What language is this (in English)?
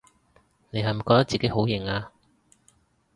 Cantonese